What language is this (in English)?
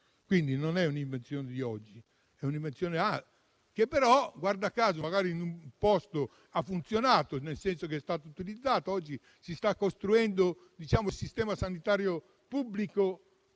Italian